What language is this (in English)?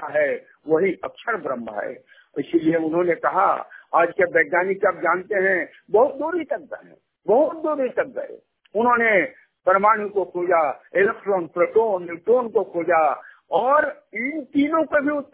Hindi